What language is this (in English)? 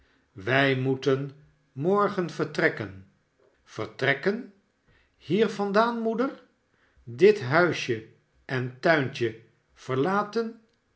Dutch